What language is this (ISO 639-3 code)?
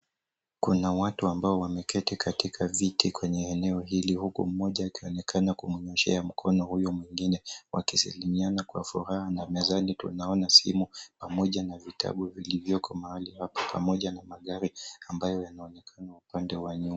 swa